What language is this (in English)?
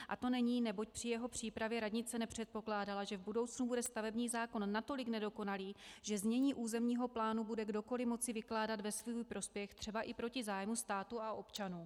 Czech